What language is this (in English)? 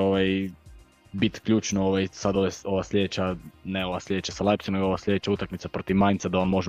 Croatian